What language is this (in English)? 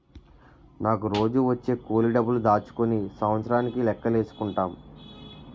Telugu